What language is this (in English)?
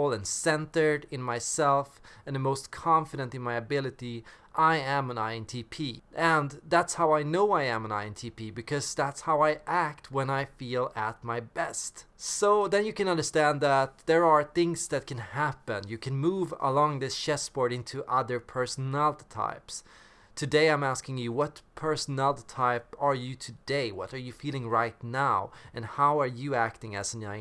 English